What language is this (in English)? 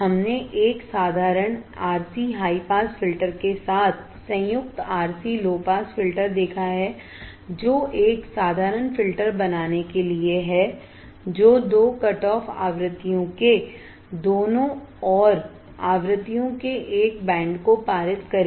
Hindi